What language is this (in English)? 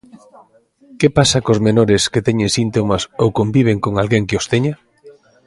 Galician